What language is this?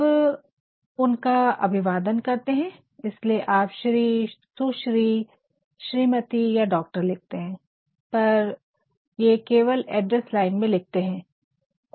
Hindi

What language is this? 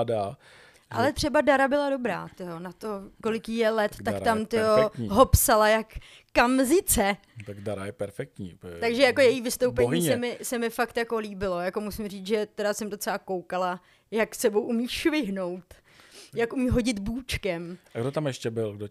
Czech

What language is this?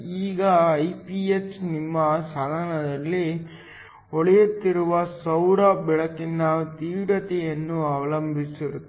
Kannada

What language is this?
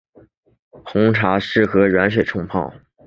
Chinese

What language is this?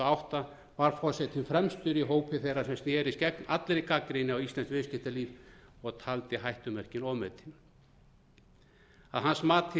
Icelandic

